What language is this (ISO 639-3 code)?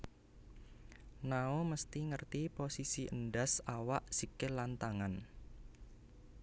jav